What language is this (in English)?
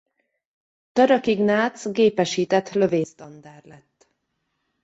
Hungarian